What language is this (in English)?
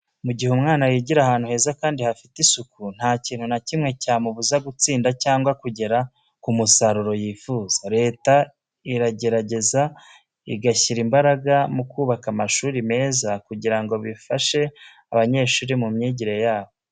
Kinyarwanda